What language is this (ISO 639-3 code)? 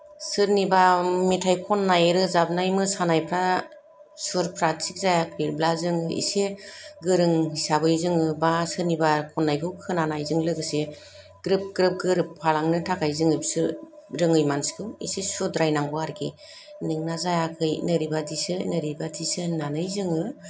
brx